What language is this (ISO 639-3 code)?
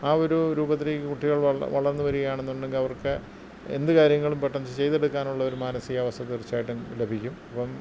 mal